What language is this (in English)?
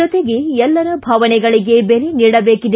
Kannada